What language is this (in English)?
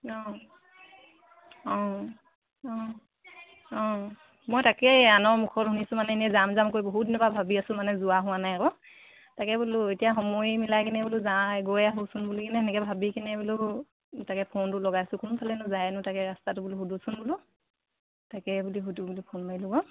Assamese